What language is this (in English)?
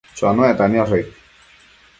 Matsés